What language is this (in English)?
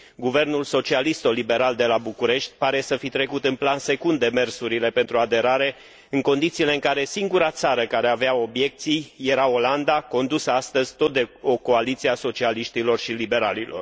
Romanian